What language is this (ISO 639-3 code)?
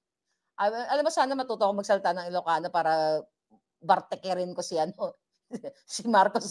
fil